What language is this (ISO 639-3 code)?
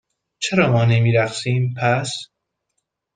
fas